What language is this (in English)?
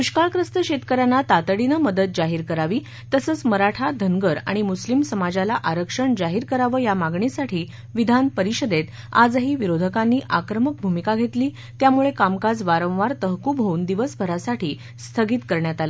Marathi